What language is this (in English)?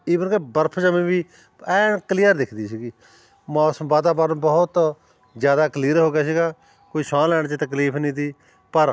Punjabi